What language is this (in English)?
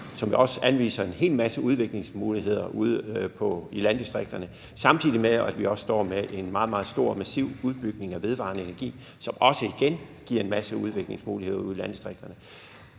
Danish